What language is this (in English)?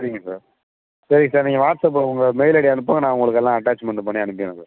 Tamil